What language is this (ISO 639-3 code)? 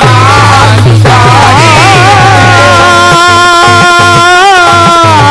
hin